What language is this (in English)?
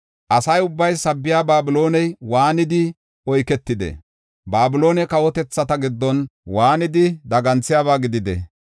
Gofa